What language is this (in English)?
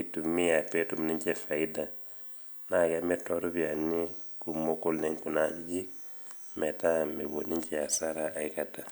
Masai